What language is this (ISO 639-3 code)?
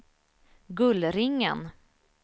swe